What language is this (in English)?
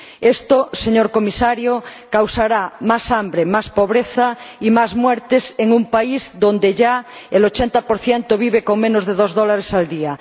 Spanish